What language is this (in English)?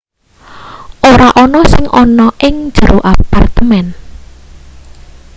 Javanese